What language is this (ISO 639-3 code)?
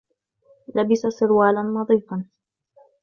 ara